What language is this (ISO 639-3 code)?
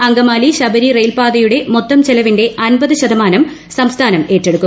mal